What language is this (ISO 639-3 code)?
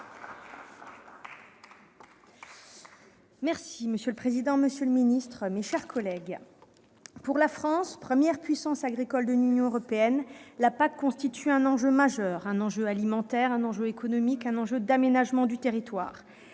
fra